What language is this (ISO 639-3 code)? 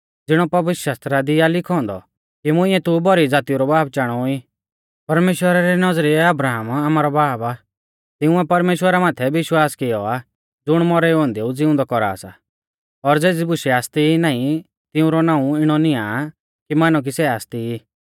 bfz